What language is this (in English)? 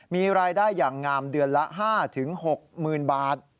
Thai